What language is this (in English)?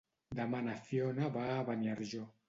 Catalan